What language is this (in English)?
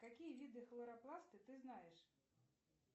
Russian